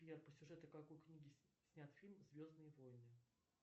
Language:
Russian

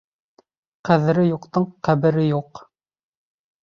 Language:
Bashkir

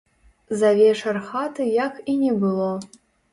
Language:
Belarusian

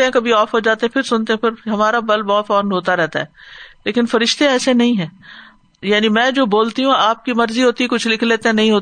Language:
Urdu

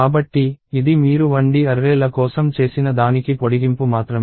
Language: Telugu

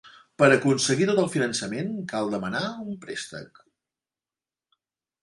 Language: Catalan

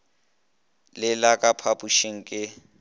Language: Northern Sotho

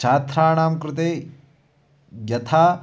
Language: Sanskrit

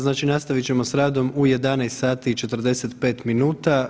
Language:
Croatian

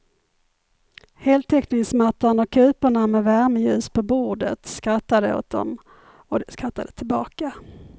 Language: Swedish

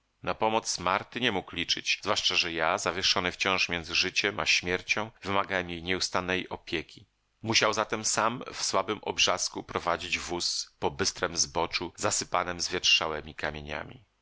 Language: Polish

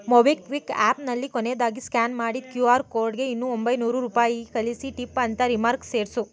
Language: Kannada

